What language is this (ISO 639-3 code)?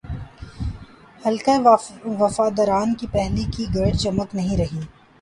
urd